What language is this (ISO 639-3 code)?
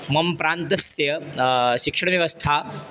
san